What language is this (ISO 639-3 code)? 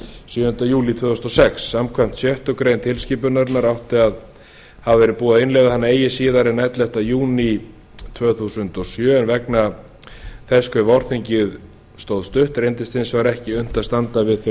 isl